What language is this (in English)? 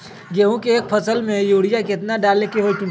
Magahi